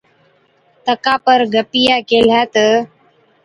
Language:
Od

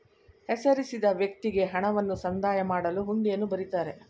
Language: Kannada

